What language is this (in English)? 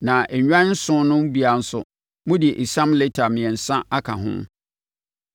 Akan